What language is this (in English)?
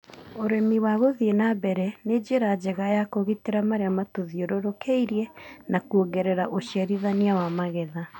Kikuyu